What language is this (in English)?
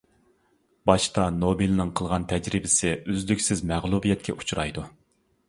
Uyghur